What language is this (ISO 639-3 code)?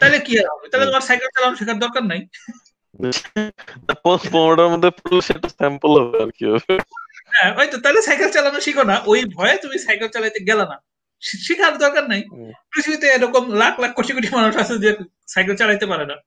ben